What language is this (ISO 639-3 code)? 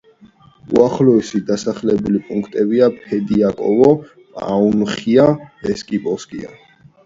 kat